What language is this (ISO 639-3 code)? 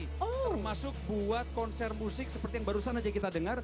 ind